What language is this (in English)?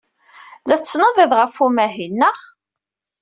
Kabyle